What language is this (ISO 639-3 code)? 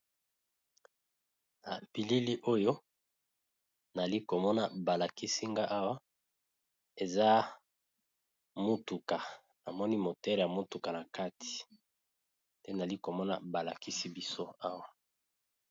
lin